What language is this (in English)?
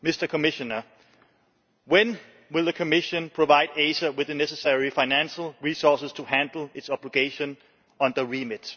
English